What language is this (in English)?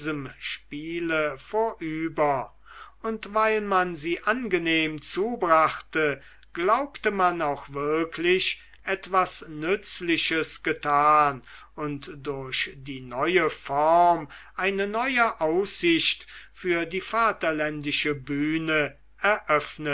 German